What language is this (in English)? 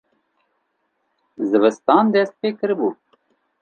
Kurdish